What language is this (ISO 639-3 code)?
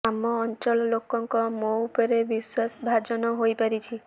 ori